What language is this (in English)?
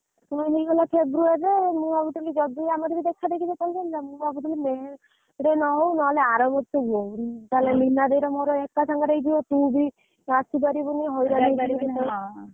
Odia